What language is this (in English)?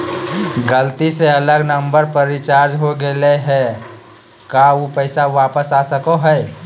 Magahi